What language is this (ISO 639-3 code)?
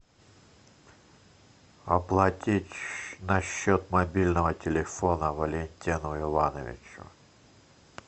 rus